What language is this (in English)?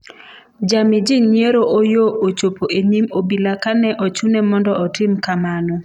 Luo (Kenya and Tanzania)